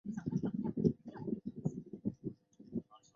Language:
Chinese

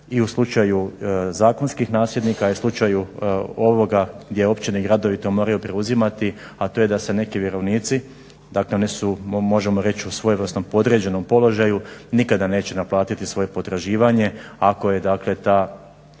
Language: Croatian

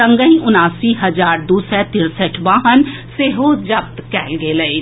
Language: Maithili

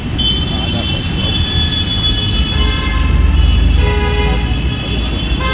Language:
Maithili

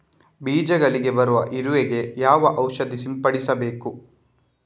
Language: Kannada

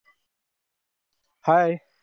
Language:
Marathi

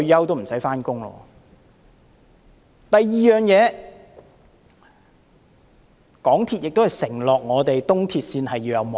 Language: Cantonese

